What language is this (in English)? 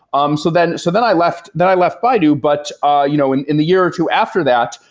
English